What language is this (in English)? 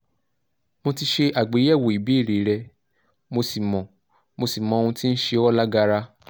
Yoruba